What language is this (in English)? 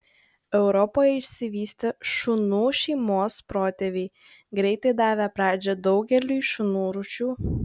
Lithuanian